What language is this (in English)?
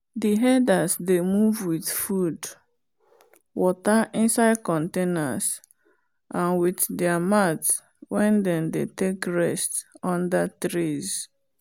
Nigerian Pidgin